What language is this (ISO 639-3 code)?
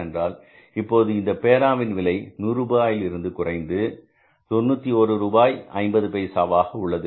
tam